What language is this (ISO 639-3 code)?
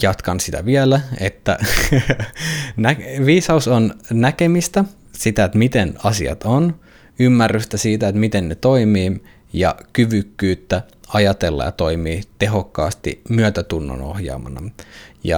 fin